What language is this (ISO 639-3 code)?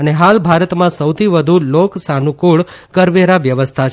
guj